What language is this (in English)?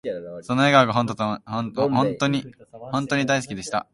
Japanese